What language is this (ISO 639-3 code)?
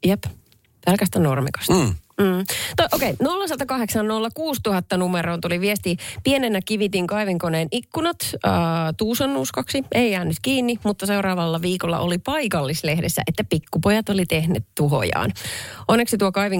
fin